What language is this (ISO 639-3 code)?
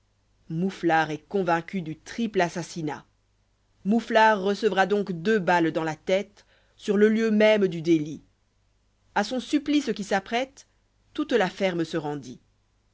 fra